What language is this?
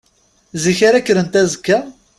Kabyle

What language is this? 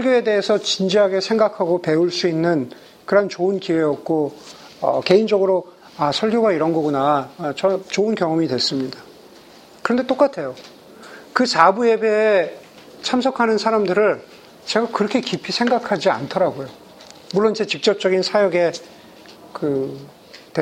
Korean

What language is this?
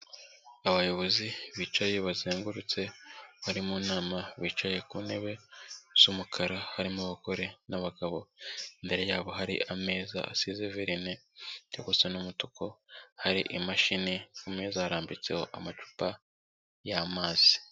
Kinyarwanda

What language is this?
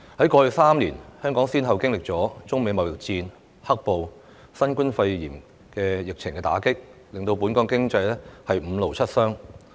Cantonese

